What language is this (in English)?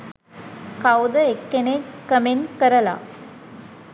Sinhala